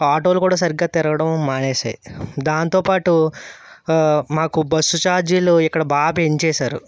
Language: Telugu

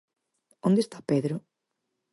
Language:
Galician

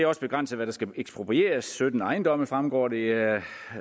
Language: Danish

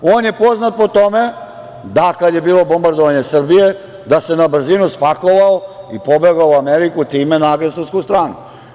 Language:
Serbian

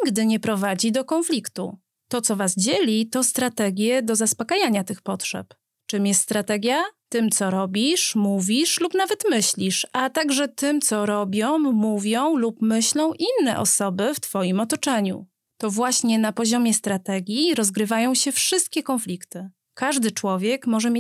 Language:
Polish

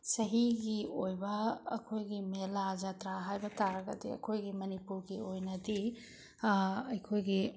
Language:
Manipuri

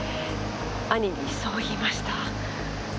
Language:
Japanese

